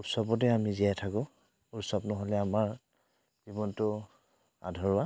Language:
Assamese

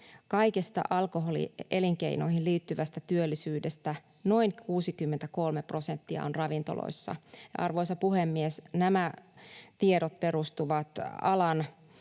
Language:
Finnish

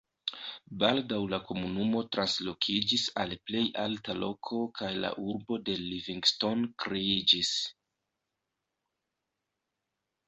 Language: Esperanto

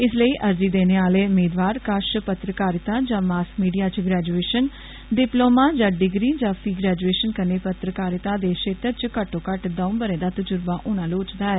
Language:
Dogri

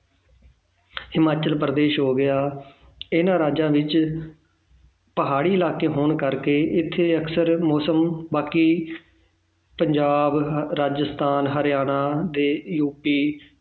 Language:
Punjabi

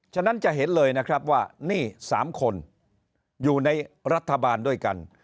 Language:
Thai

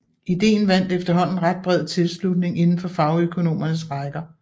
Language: Danish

